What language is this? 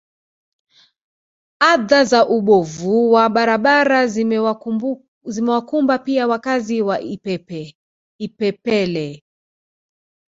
Swahili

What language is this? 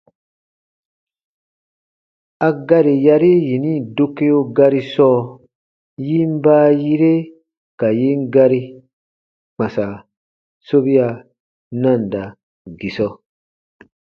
Baatonum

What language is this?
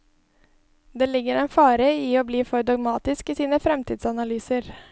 Norwegian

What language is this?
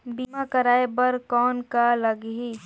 Chhattisgarhi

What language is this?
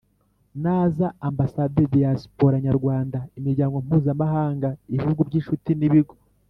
Kinyarwanda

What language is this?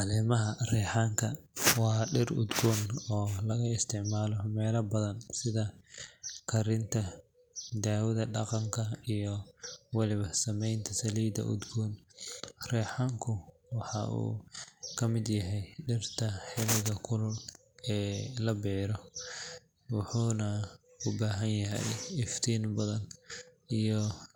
Somali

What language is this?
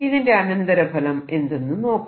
Malayalam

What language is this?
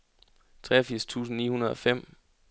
Danish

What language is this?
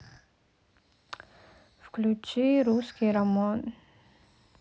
Russian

